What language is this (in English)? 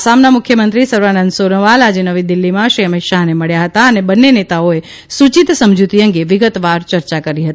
Gujarati